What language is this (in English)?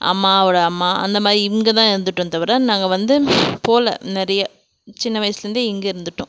Tamil